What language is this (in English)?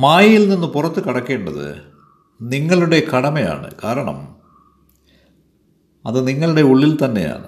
Malayalam